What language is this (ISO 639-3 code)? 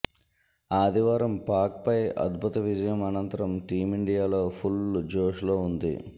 tel